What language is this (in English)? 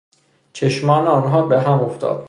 Persian